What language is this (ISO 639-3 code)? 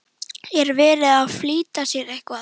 isl